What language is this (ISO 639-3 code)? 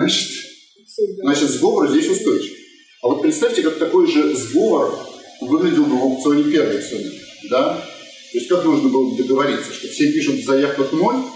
rus